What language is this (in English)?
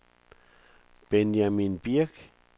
Danish